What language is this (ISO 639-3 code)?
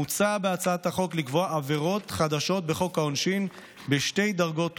heb